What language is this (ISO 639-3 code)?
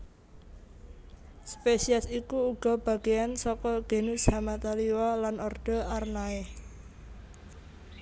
jav